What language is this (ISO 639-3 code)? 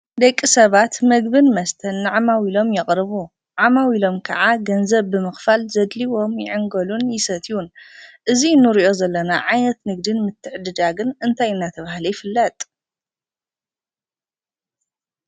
tir